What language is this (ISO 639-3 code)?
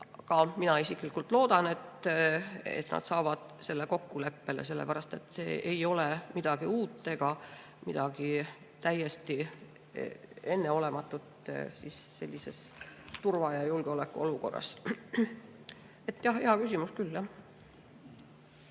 est